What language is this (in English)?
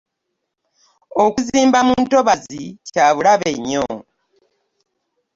Ganda